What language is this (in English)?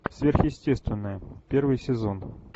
Russian